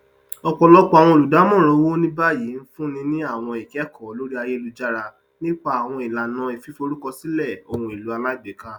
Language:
Yoruba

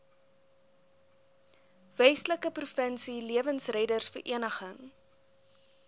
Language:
Afrikaans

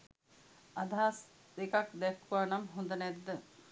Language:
Sinhala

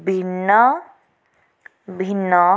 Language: Odia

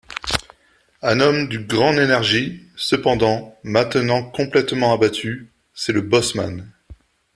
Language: French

